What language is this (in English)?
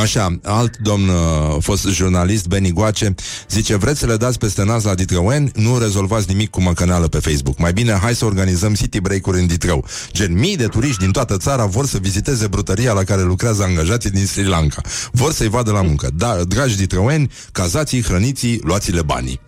Romanian